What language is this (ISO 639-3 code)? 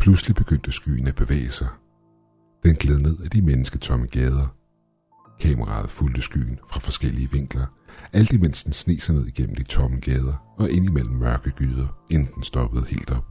dan